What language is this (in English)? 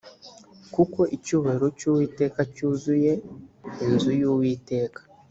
Kinyarwanda